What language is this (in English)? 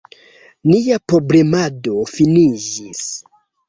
Esperanto